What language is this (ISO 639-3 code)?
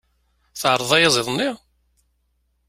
kab